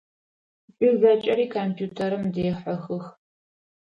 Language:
Adyghe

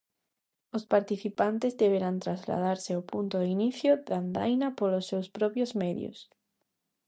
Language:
Galician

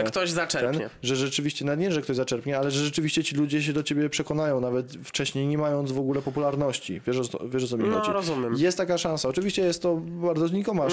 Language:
Polish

